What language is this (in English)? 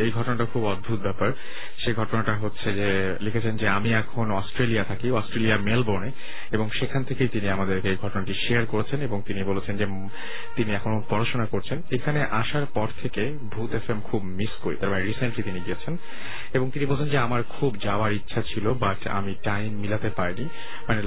Bangla